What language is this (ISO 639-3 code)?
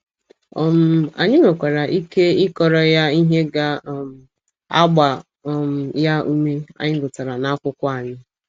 ibo